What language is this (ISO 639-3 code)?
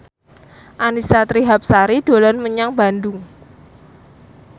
jav